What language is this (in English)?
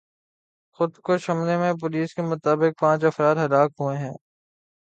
Urdu